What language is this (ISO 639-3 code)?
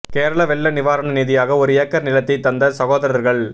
tam